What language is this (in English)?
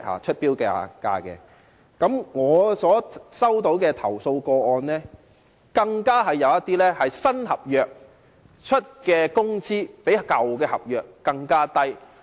Cantonese